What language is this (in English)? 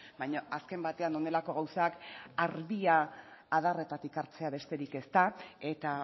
Basque